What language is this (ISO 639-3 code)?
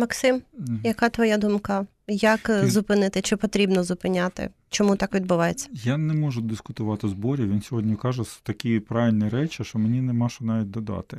ukr